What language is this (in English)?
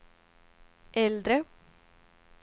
Swedish